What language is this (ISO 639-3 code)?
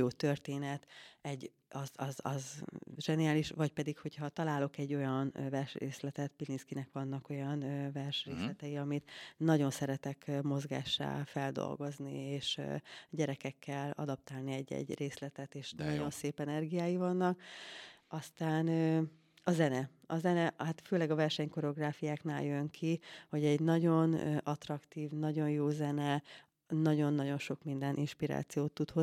hun